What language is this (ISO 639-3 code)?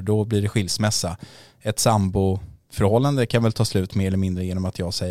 swe